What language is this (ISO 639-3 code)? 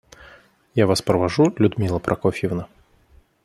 rus